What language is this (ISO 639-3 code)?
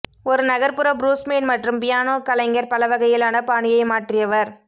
tam